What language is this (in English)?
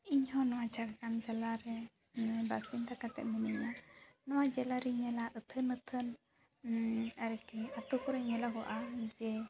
Santali